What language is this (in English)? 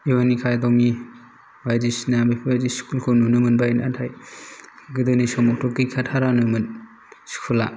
Bodo